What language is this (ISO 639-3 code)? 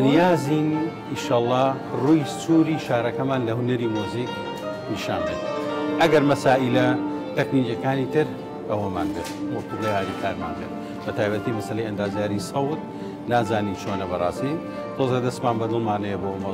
ara